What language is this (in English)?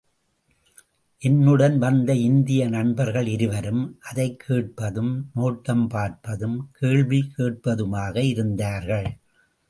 Tamil